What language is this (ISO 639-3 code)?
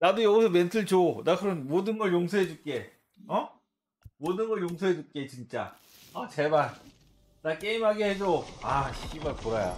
kor